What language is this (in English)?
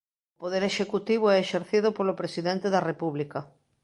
Galician